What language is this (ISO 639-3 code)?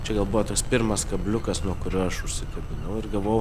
lit